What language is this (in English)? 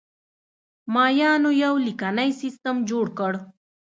Pashto